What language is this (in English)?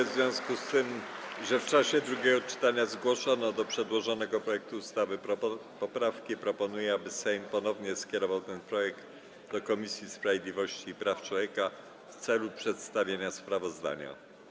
Polish